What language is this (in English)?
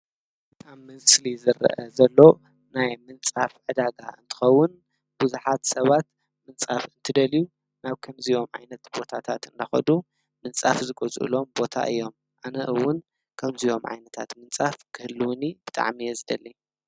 Tigrinya